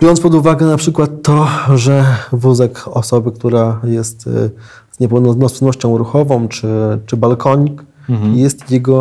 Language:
Polish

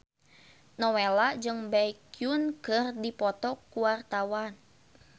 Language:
Sundanese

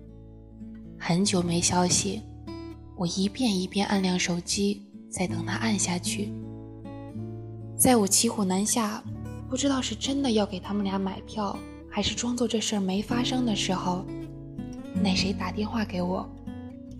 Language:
Chinese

